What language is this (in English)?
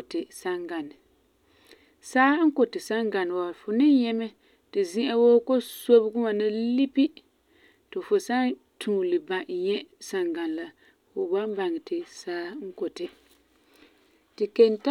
Frafra